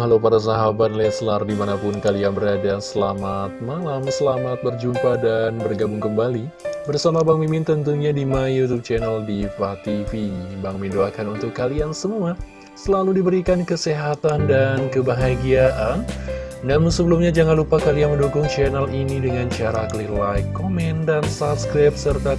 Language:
Indonesian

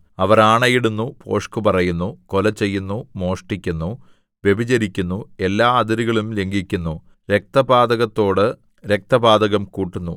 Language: Malayalam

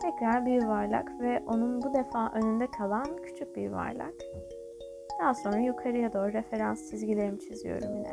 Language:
Turkish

